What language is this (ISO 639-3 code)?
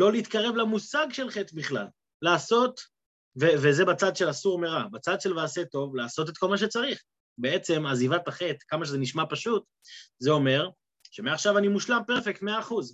heb